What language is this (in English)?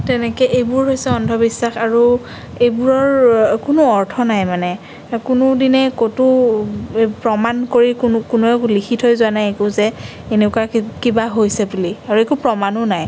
Assamese